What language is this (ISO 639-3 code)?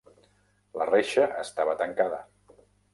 cat